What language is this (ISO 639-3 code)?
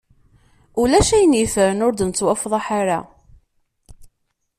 kab